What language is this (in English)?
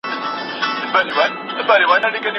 Pashto